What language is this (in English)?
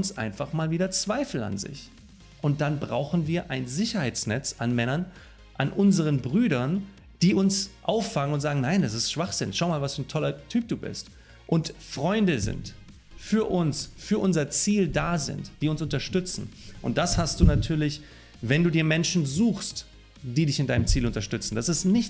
German